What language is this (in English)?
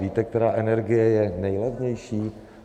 Czech